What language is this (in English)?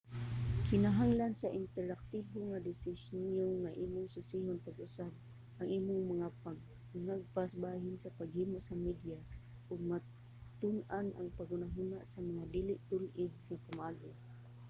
Cebuano